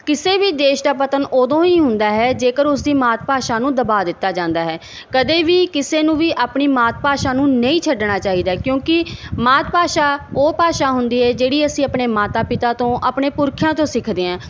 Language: Punjabi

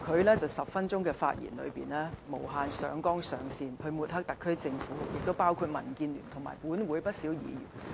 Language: Cantonese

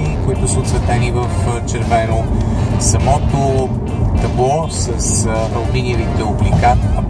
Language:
Bulgarian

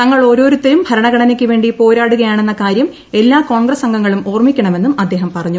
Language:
Malayalam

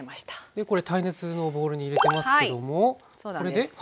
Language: Japanese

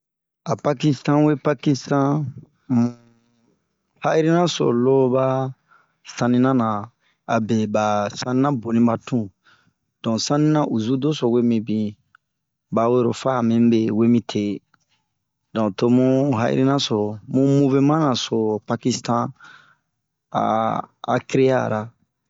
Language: Bomu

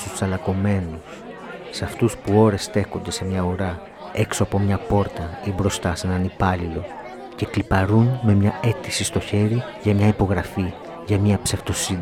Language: Greek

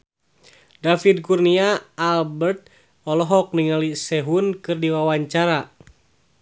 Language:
Sundanese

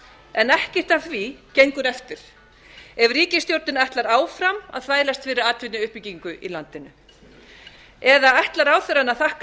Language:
Icelandic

